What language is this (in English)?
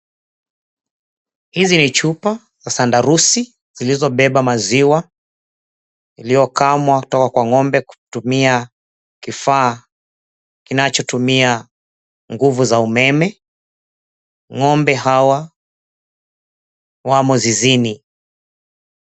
Swahili